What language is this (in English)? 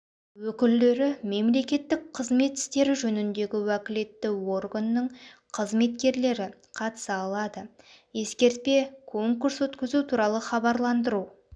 Kazakh